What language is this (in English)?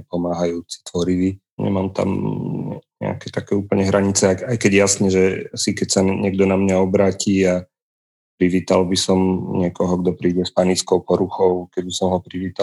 Slovak